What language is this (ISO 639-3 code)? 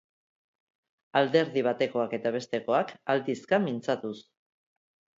eus